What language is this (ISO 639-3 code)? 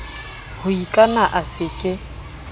sot